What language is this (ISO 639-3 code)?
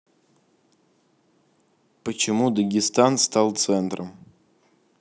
rus